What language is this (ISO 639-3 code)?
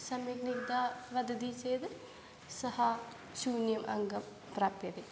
san